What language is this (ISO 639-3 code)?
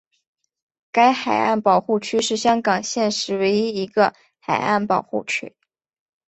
zho